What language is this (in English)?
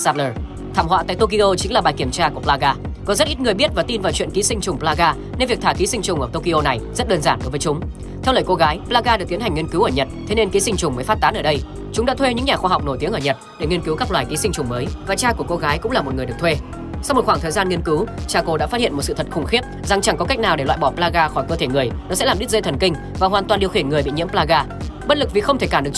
Vietnamese